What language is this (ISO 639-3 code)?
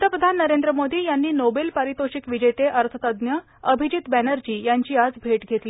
mar